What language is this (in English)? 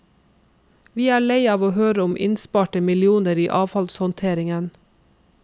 Norwegian